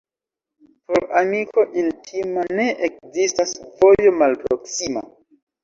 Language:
Esperanto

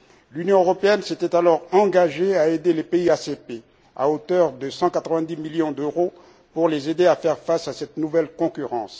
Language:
French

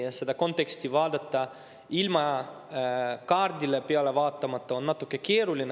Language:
Estonian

